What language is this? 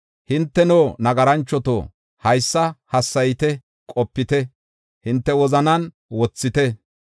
Gofa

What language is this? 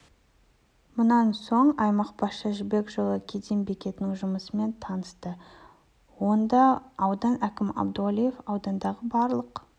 Kazakh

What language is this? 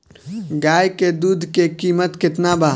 Bhojpuri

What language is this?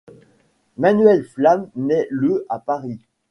French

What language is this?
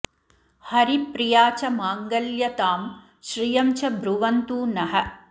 Sanskrit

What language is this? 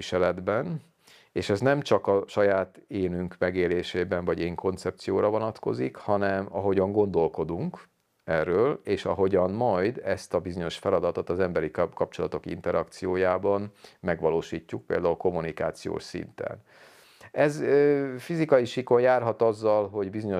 Hungarian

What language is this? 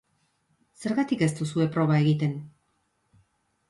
Basque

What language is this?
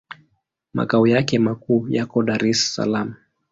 Swahili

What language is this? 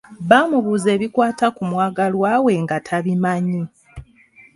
Ganda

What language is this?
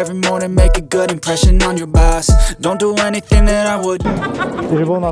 Korean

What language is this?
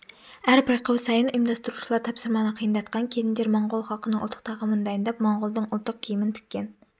Kazakh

